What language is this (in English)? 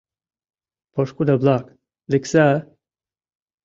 Mari